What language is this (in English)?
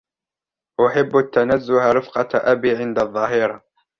Arabic